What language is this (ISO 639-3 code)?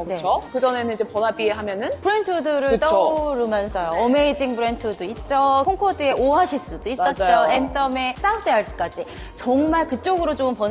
kor